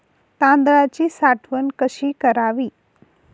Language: Marathi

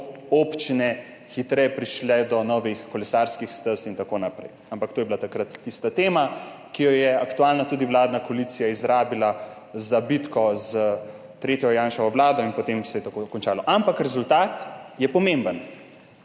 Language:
Slovenian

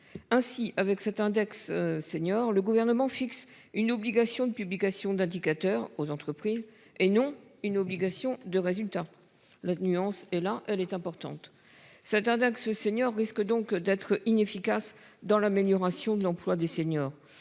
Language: French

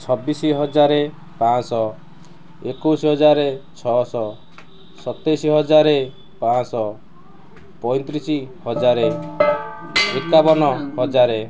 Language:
Odia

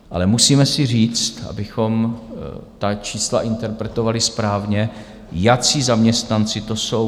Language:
Czech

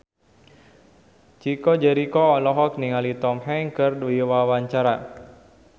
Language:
Sundanese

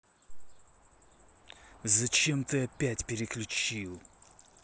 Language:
Russian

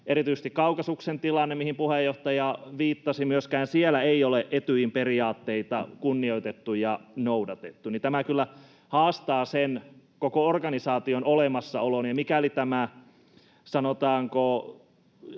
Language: Finnish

